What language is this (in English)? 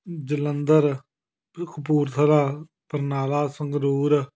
Punjabi